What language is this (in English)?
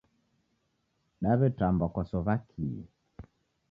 Taita